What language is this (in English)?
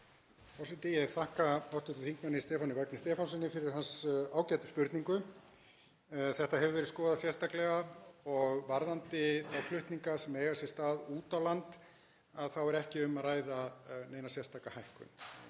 Icelandic